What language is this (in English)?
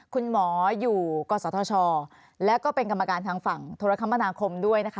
Thai